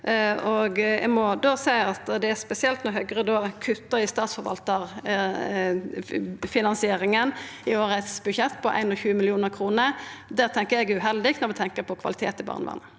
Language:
Norwegian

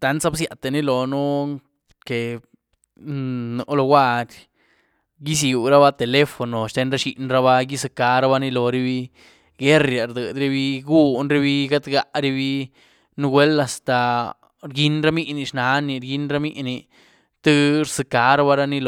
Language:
Güilá Zapotec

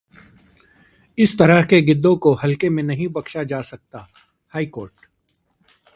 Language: Hindi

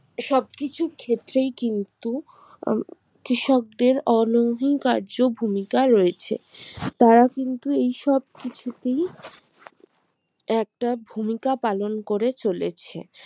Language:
Bangla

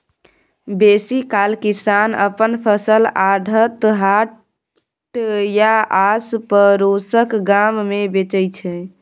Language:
Maithili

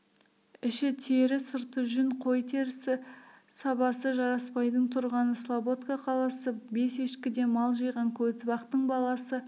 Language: Kazakh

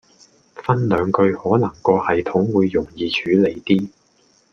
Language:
Cantonese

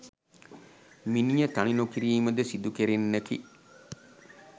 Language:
Sinhala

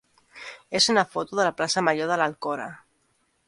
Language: Catalan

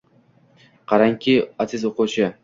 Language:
Uzbek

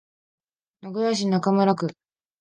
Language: Japanese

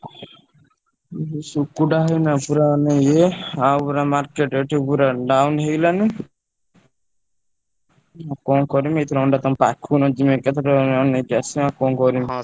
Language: Odia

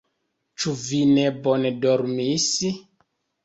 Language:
Esperanto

